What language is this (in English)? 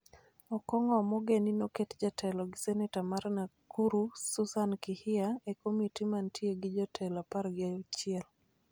Luo (Kenya and Tanzania)